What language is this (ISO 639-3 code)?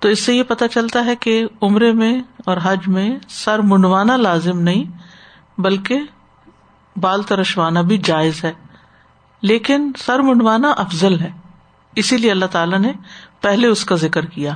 urd